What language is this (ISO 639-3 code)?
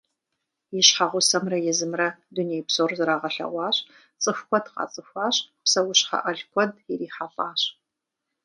kbd